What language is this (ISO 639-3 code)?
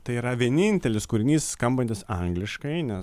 lit